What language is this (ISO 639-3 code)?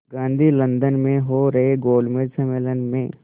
hin